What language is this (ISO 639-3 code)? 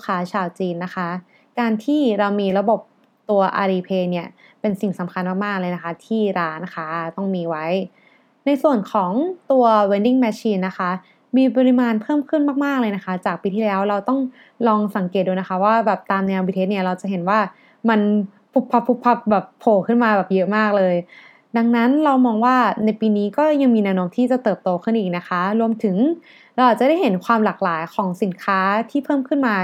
tha